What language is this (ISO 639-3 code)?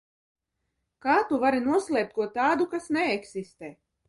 lav